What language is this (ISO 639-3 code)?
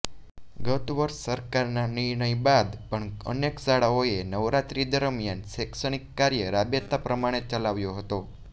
guj